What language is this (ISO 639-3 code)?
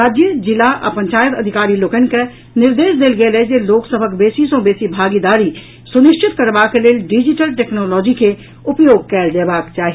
mai